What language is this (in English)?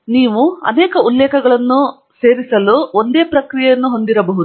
Kannada